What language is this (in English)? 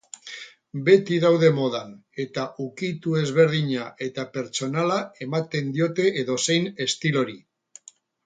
Basque